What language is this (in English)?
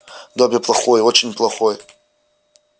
Russian